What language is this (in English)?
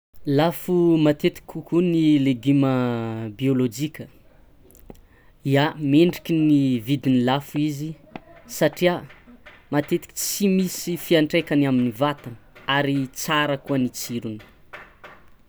Tsimihety Malagasy